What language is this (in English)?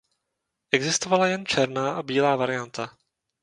Czech